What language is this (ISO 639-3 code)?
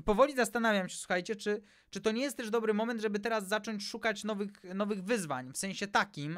pol